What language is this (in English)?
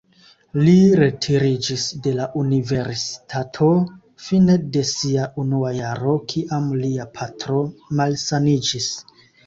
Esperanto